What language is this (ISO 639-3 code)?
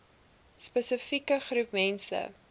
afr